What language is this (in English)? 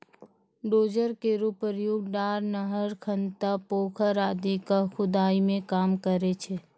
Maithili